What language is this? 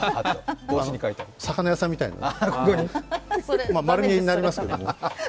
Japanese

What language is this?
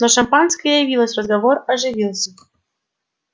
Russian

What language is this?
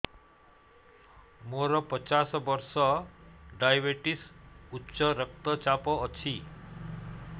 Odia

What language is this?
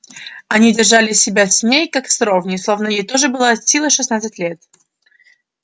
Russian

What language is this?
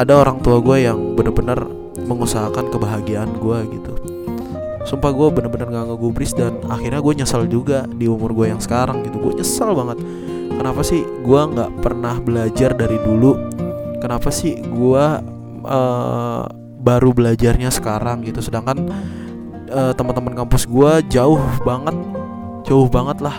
Indonesian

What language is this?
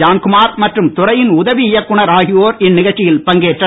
Tamil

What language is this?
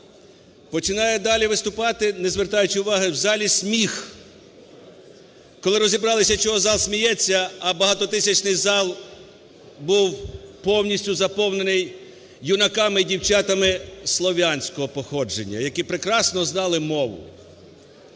Ukrainian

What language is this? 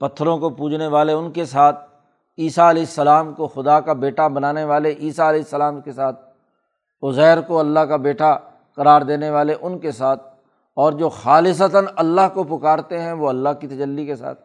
Urdu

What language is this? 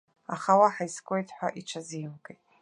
Abkhazian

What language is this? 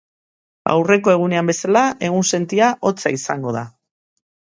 Basque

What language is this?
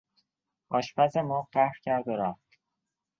Persian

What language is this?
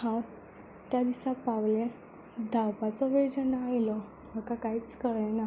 Konkani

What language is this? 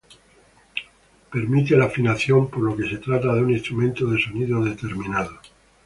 Spanish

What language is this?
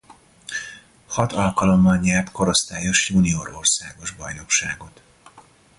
Hungarian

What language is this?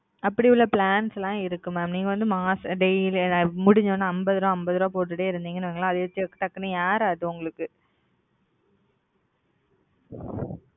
Tamil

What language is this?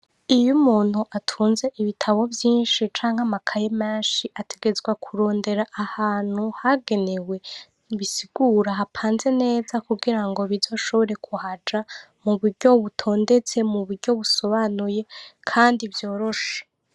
Rundi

